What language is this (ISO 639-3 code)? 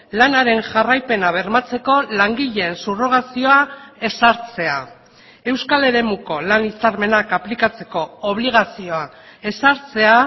eus